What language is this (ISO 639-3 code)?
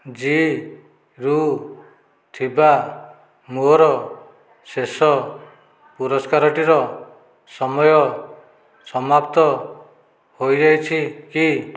ori